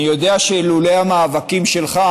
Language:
Hebrew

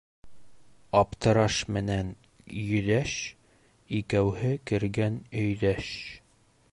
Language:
Bashkir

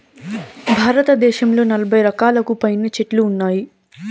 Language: Telugu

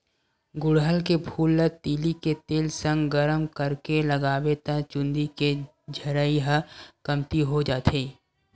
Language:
Chhattisgarhi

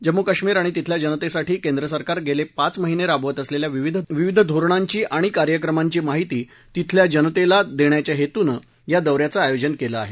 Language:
Marathi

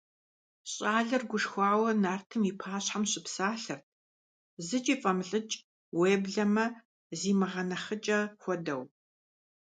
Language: Kabardian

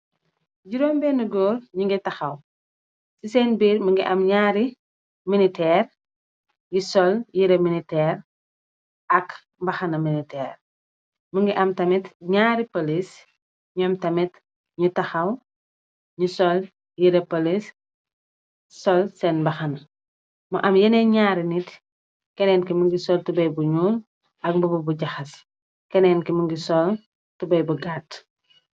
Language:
Wolof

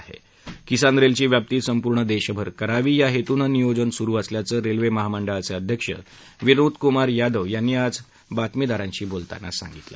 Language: Marathi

